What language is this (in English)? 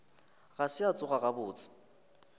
Northern Sotho